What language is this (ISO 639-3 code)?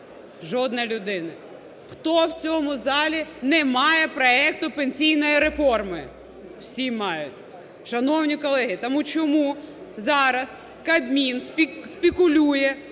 ukr